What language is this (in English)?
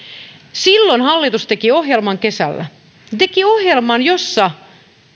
Finnish